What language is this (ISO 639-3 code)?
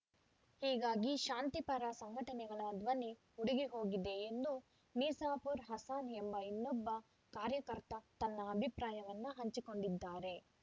kan